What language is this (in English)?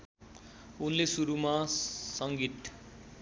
Nepali